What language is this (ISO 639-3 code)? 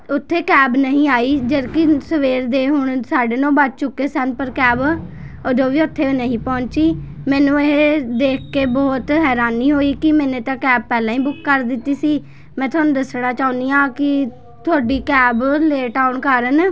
pan